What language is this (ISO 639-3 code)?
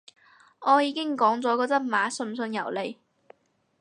yue